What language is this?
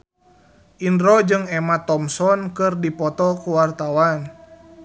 Sundanese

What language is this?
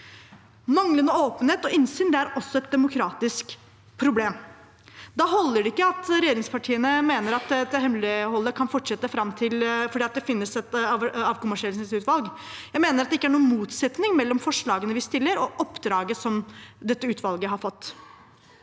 Norwegian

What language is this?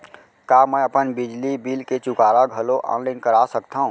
Chhattisgarhi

